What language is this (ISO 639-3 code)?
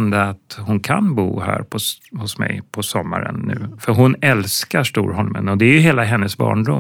swe